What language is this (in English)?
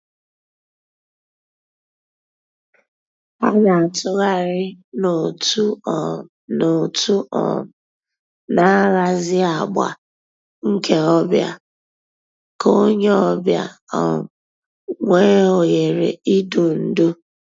Igbo